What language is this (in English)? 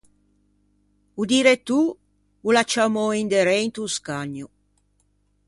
Ligurian